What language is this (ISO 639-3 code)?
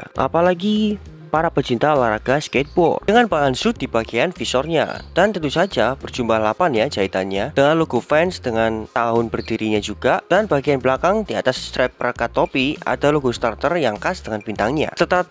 ind